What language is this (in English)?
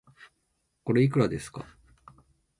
Japanese